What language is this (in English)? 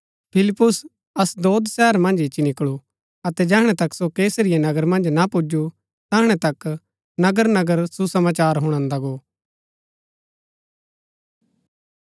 Gaddi